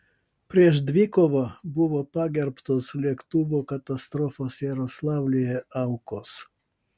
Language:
Lithuanian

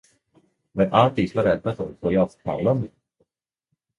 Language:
Latvian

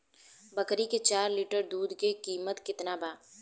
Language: Bhojpuri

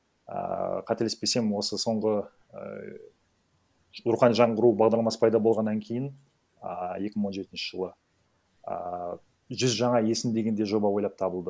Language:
Kazakh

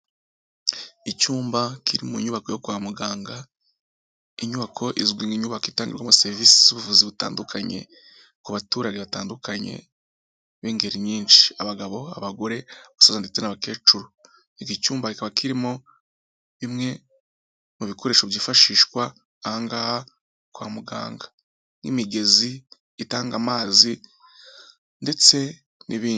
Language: Kinyarwanda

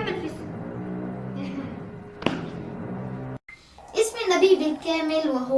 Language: Arabic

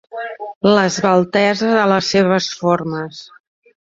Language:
Catalan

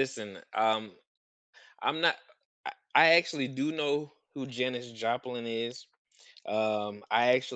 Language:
English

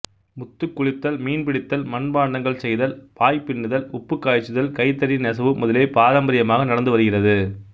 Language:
Tamil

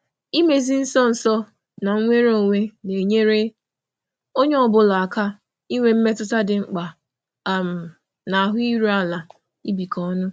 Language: Igbo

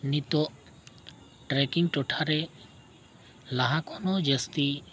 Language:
Santali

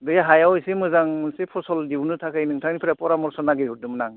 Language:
Bodo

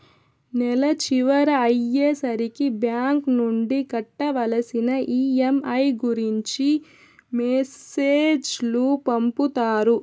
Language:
Telugu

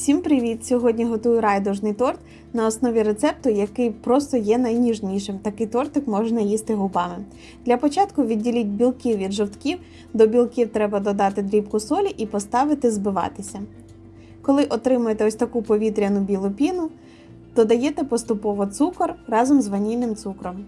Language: Ukrainian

